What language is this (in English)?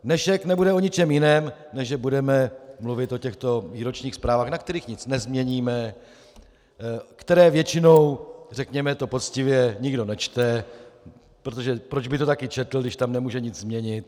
Czech